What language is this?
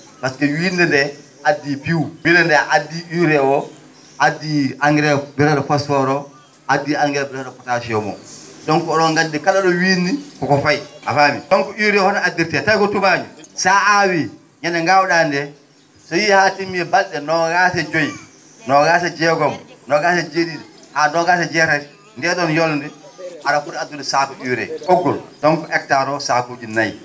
Fula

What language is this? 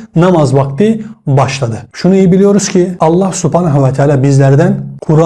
Turkish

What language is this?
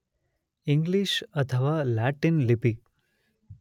Kannada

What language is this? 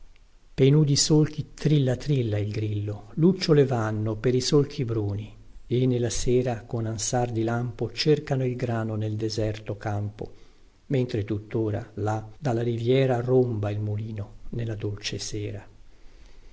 Italian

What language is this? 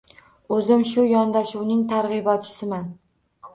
Uzbek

